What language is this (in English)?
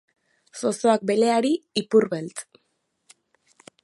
Basque